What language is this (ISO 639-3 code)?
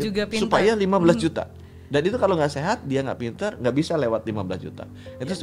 ind